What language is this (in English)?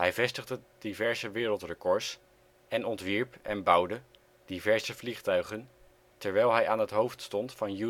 Dutch